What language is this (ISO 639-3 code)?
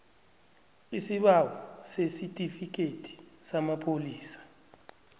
nbl